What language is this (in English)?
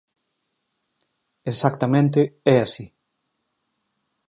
Galician